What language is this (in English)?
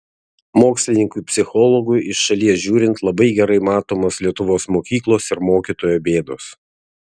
Lithuanian